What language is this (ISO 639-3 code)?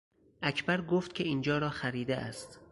fas